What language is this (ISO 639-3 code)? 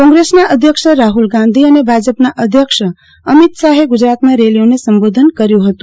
guj